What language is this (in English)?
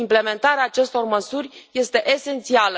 Romanian